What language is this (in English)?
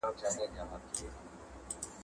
Pashto